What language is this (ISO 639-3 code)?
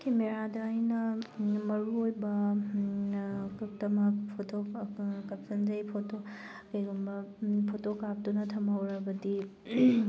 mni